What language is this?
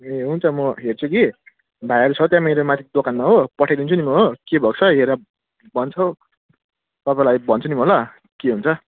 Nepali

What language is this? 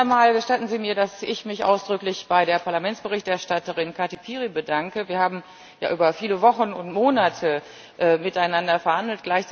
German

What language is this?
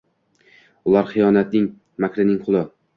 Uzbek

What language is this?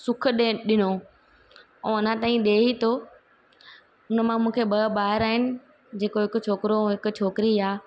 Sindhi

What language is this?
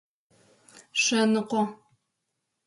Adyghe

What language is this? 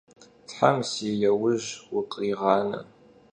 Kabardian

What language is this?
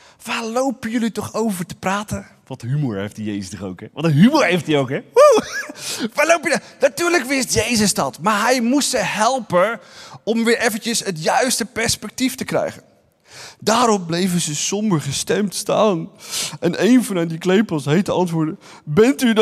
Dutch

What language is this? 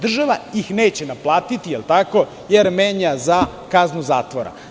Serbian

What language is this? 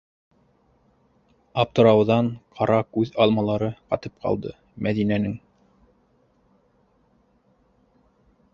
Bashkir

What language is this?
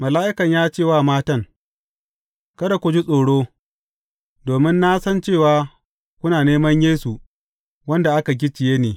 Hausa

